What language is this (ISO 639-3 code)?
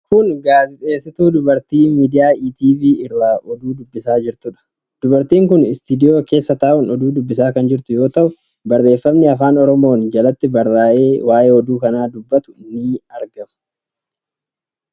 orm